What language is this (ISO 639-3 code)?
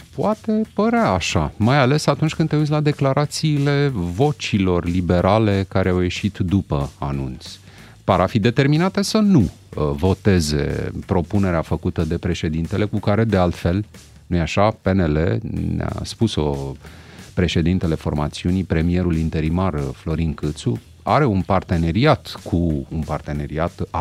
ron